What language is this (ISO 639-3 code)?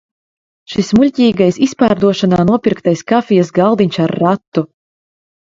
lav